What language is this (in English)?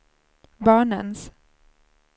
Swedish